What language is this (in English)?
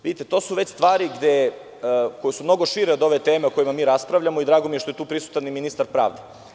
Serbian